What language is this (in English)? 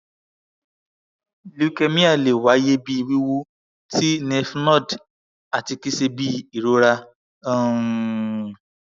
Yoruba